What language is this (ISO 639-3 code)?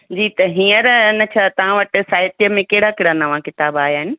snd